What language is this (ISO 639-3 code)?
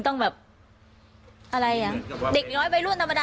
tha